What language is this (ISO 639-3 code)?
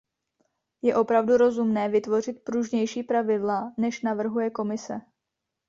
ces